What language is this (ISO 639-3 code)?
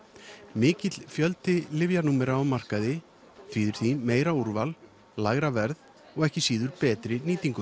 isl